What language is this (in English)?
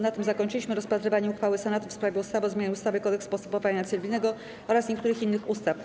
Polish